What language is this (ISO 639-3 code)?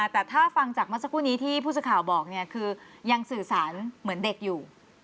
tha